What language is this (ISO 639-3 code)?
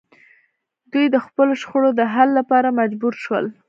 pus